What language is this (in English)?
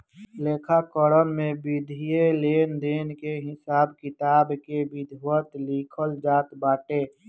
Bhojpuri